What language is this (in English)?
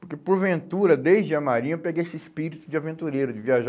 Portuguese